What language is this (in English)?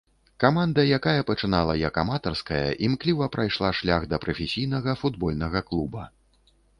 Belarusian